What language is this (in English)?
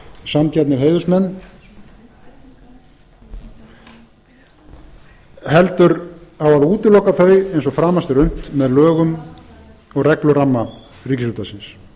Icelandic